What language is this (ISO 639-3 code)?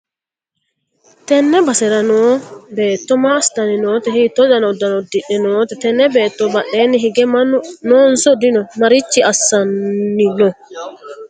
sid